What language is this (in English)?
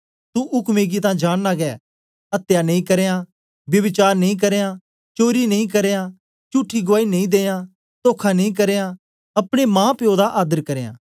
Dogri